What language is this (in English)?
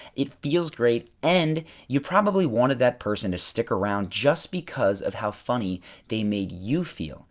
English